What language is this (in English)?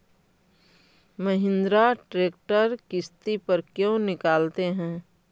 Magahi